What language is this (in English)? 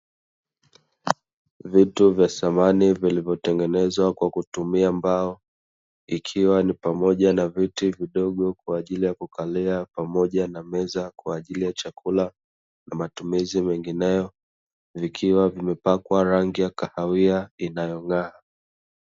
Swahili